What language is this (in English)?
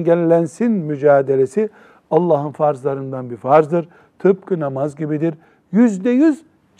Turkish